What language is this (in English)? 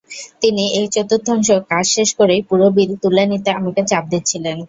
Bangla